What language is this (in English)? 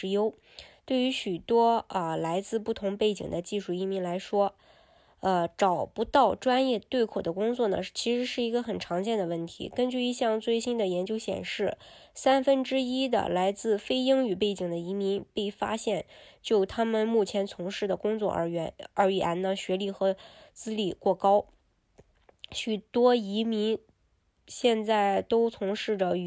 Chinese